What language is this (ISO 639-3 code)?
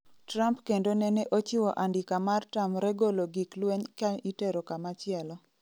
luo